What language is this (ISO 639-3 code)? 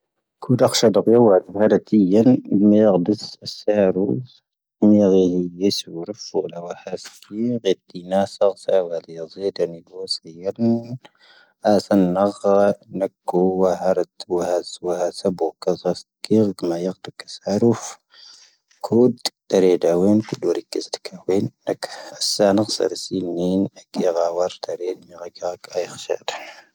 thv